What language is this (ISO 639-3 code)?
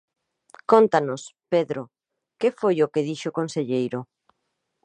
glg